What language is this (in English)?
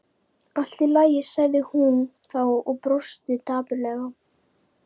Icelandic